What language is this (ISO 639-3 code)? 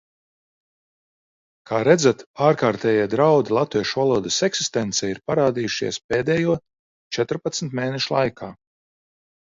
lav